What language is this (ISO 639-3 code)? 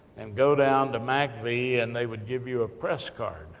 eng